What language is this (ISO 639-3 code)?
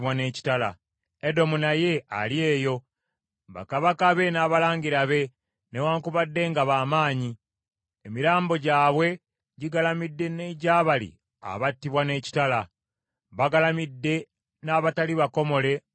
lug